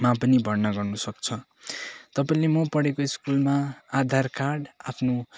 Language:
Nepali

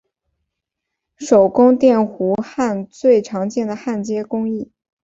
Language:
Chinese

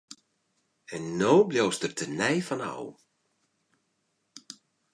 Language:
Western Frisian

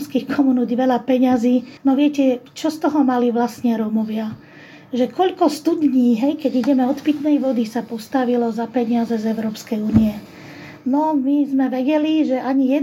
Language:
Slovak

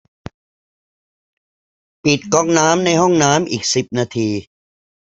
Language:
Thai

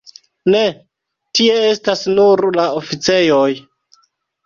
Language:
Esperanto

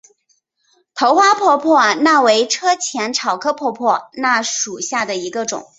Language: Chinese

